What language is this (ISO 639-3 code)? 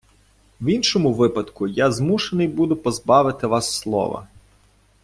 ukr